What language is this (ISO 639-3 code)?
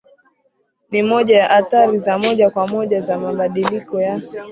swa